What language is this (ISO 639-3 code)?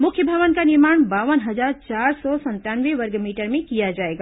hin